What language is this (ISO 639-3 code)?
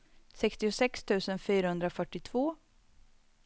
swe